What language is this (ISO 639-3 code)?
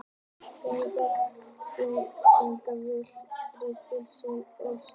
isl